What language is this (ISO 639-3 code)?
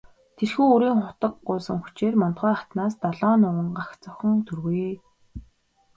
mon